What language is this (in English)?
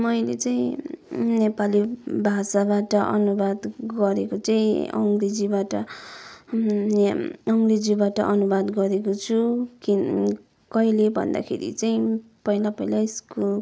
Nepali